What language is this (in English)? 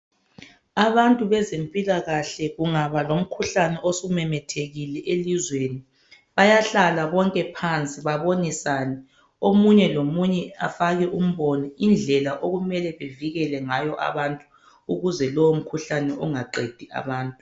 North Ndebele